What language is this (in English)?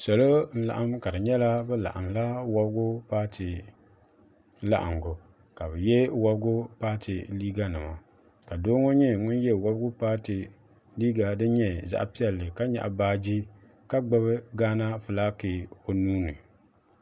Dagbani